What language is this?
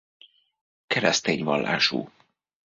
Hungarian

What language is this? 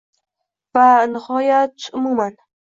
Uzbek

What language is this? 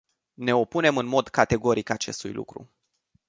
Romanian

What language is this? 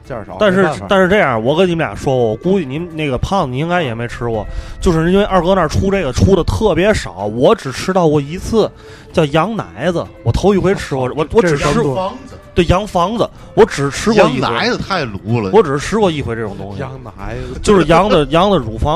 Chinese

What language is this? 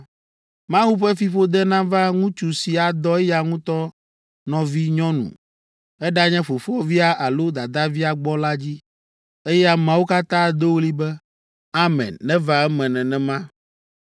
Ewe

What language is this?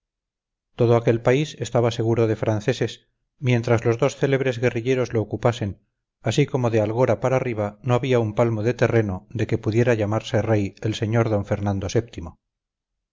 Spanish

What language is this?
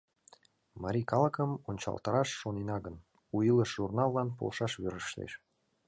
Mari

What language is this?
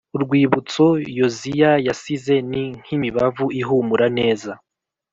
Kinyarwanda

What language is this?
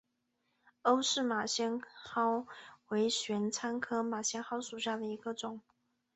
Chinese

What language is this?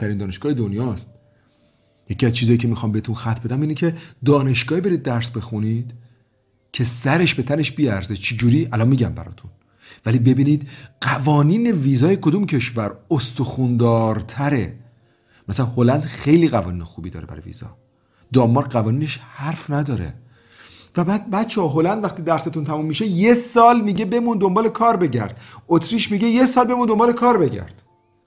Persian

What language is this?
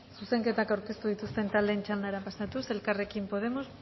Basque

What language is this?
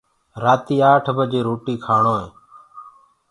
Gurgula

